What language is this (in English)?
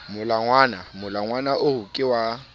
Southern Sotho